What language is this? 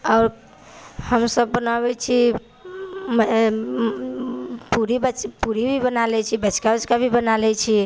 Maithili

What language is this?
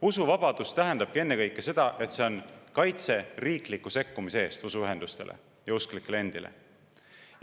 Estonian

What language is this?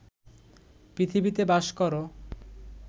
Bangla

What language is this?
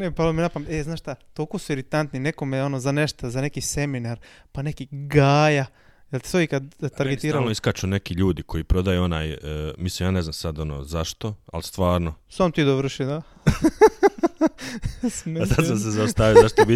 Croatian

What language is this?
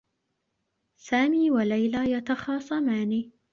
Arabic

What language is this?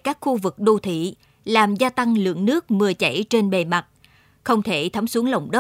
Vietnamese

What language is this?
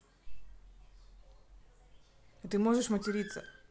Russian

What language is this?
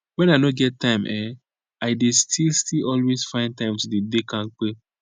Nigerian Pidgin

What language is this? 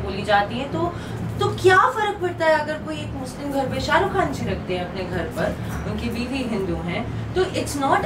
Hindi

